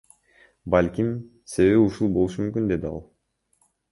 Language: Kyrgyz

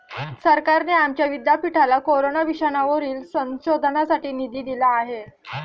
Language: Marathi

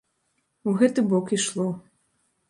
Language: Belarusian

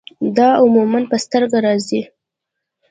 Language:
Pashto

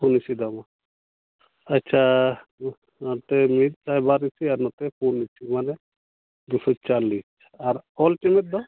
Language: Santali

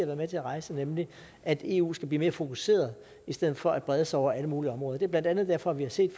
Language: Danish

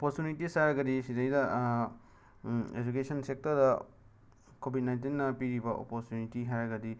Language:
Manipuri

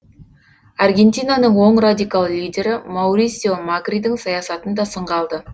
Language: Kazakh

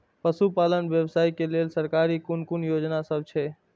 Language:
Maithili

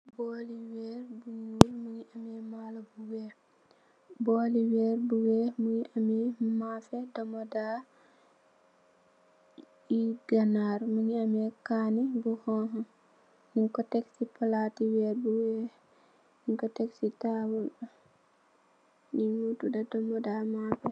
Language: Wolof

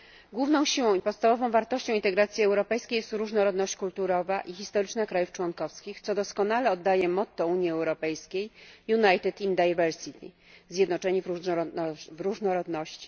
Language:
Polish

